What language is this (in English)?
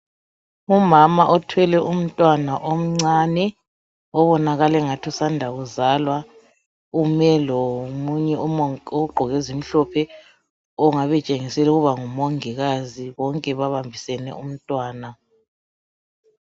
North Ndebele